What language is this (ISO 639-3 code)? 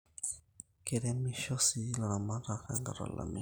mas